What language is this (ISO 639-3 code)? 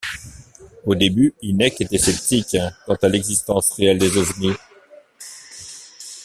fra